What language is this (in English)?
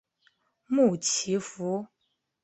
Chinese